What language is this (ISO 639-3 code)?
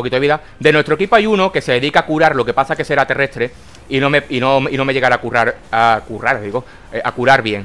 spa